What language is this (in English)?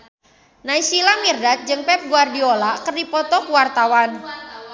Sundanese